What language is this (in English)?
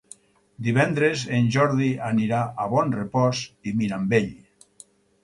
Catalan